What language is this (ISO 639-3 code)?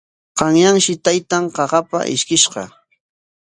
qwa